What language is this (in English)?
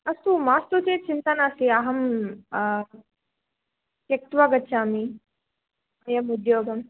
Sanskrit